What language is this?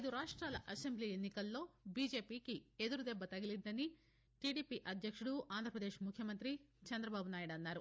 Telugu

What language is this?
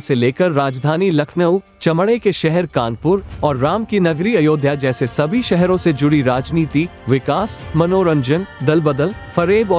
Hindi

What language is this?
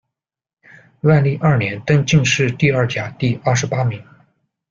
Chinese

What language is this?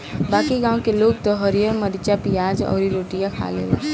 Bhojpuri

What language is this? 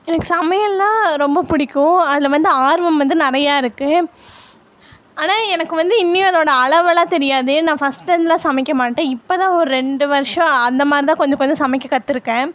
Tamil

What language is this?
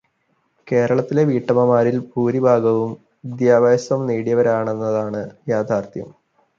Malayalam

